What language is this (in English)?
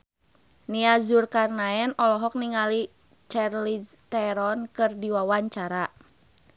Sundanese